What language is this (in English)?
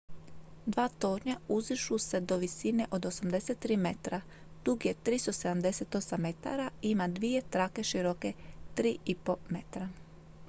Croatian